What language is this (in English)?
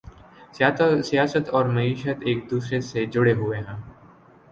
Urdu